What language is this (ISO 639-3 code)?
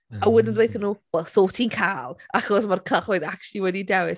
cym